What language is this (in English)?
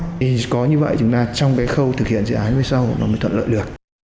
Vietnamese